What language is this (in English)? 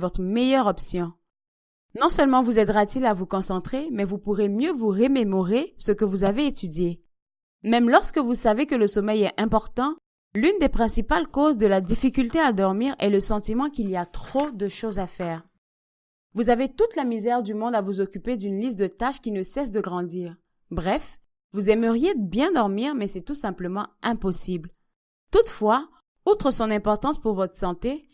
French